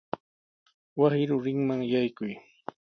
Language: Sihuas Ancash Quechua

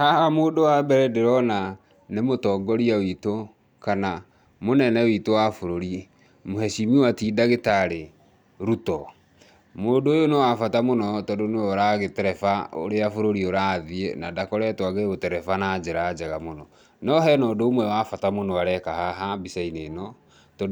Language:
Kikuyu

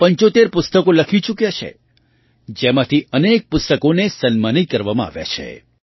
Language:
Gujarati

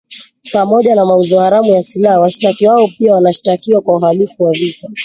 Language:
Swahili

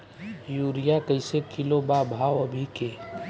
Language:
Bhojpuri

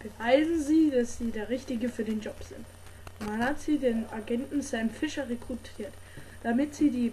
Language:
German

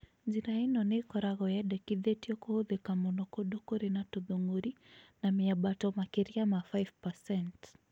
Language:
Kikuyu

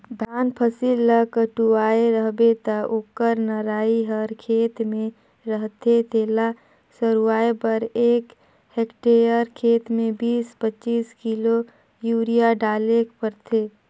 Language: Chhattisgarhi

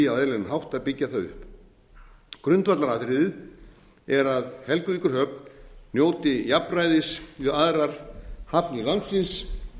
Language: Icelandic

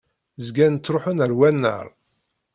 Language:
Kabyle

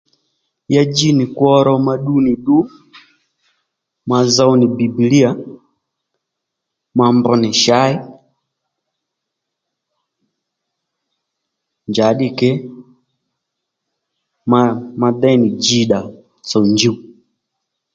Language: Lendu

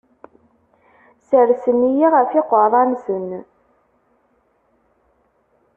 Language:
Kabyle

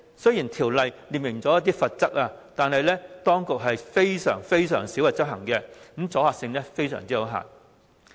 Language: Cantonese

